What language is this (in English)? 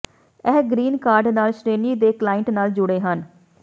Punjabi